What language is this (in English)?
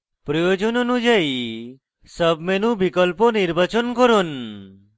Bangla